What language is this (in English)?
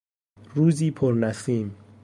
Persian